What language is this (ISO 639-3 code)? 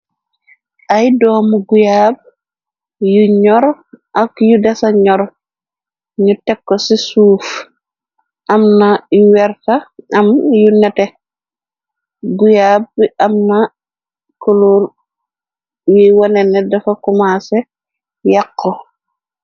wol